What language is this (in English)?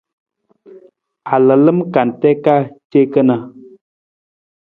Nawdm